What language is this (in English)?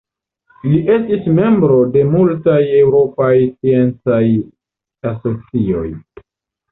Esperanto